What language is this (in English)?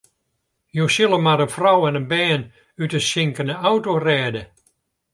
Western Frisian